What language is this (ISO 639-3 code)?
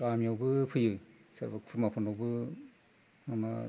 brx